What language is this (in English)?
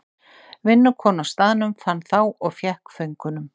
Icelandic